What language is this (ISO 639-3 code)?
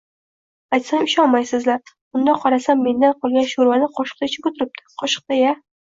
uzb